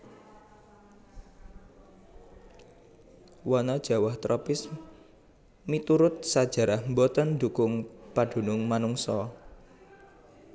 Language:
Javanese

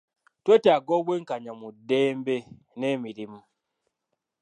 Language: Ganda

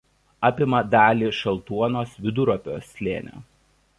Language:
Lithuanian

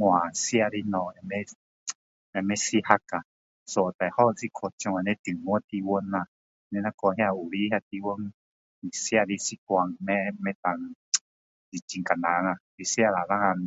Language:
Min Dong Chinese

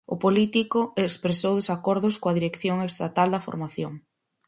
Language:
Galician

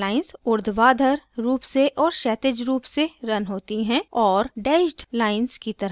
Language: Hindi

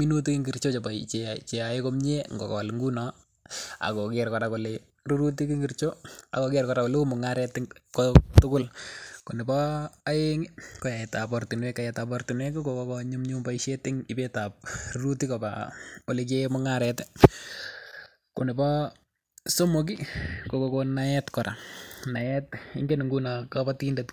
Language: Kalenjin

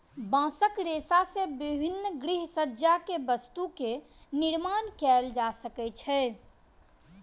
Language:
Maithili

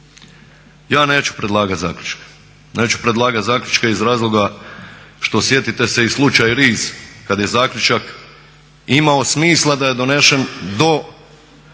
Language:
Croatian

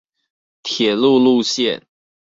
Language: Chinese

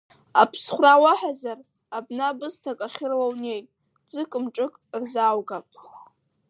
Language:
Abkhazian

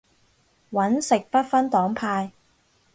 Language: Cantonese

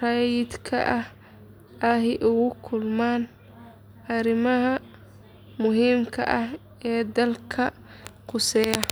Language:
Somali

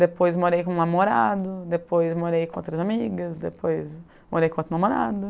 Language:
Portuguese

